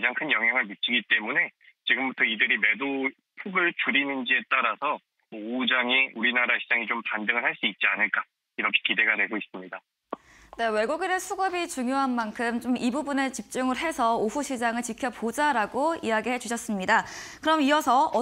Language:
Korean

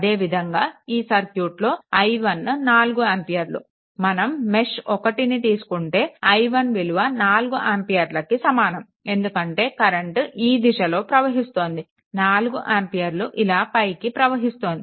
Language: Telugu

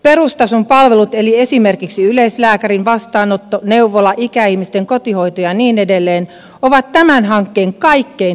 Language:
Finnish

